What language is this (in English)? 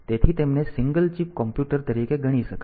Gujarati